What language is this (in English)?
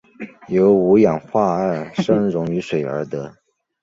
Chinese